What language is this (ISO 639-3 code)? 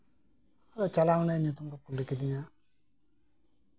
sat